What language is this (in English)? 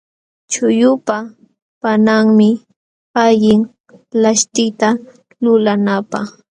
Jauja Wanca Quechua